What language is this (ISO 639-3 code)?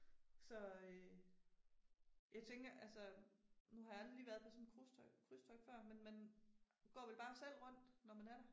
dan